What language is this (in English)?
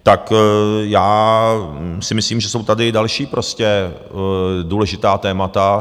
Czech